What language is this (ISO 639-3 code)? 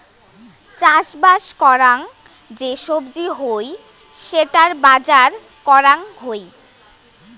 ben